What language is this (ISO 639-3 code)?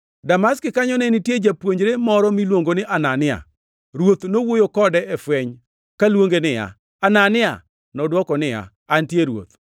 luo